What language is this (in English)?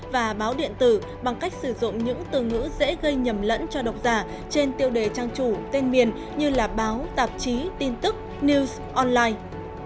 Vietnamese